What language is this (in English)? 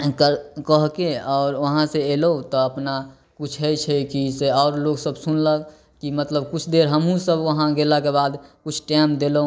Maithili